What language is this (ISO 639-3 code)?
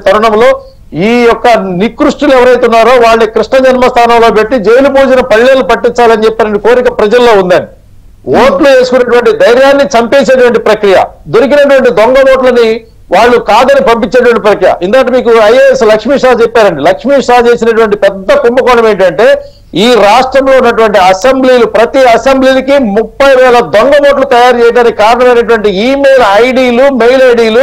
tel